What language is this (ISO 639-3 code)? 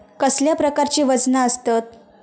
mar